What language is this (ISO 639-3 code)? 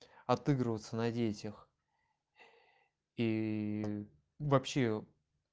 rus